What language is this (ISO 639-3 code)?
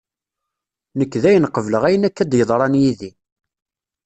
kab